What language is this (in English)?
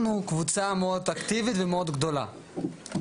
Hebrew